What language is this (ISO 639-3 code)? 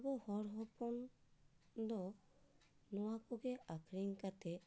sat